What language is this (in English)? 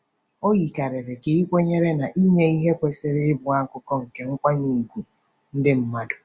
Igbo